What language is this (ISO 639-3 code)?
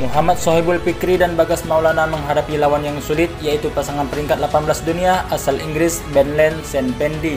ind